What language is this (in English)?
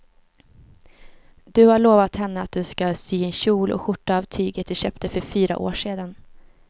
Swedish